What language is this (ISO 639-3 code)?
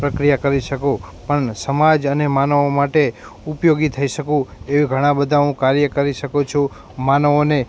guj